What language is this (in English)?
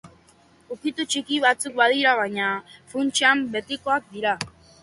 Basque